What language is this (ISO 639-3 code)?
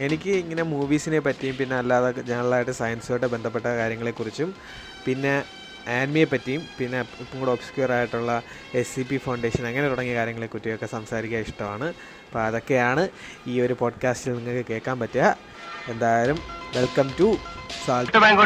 mal